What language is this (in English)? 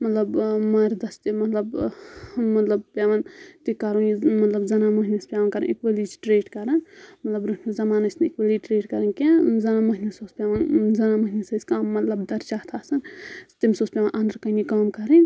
Kashmiri